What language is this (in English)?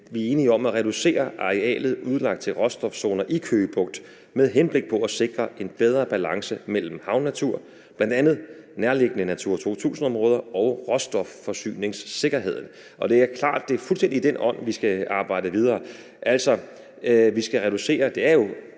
Danish